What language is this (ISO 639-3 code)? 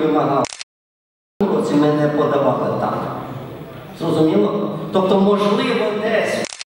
ukr